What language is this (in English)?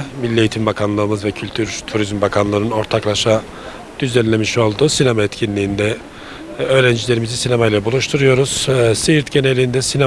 Turkish